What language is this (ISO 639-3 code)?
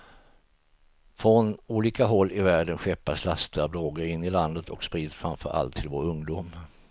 swe